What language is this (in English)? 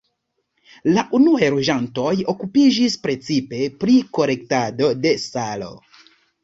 Esperanto